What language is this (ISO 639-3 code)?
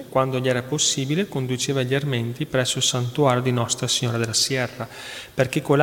ita